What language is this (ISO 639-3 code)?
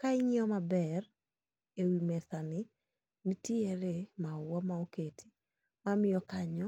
luo